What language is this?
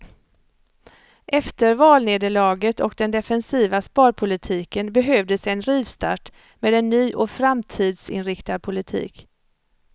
Swedish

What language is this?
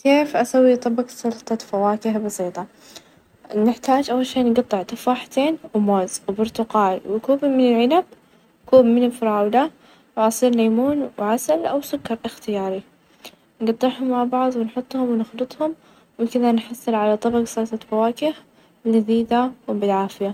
Najdi Arabic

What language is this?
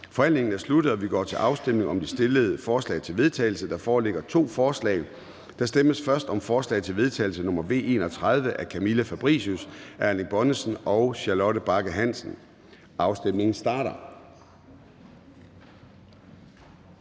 Danish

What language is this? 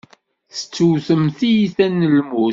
Kabyle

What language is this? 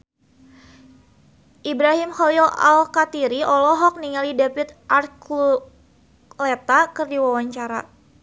Sundanese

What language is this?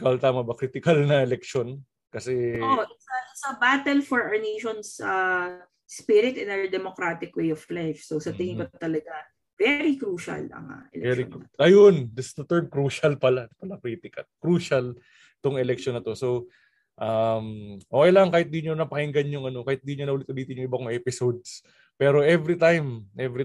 Filipino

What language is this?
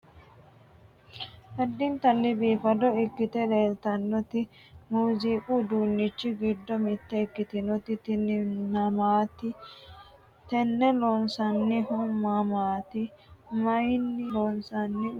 Sidamo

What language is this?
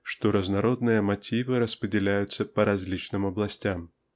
Russian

